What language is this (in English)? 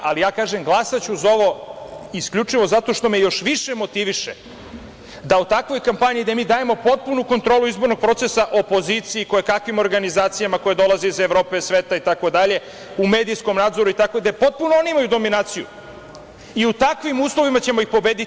Serbian